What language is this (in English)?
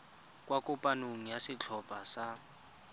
Tswana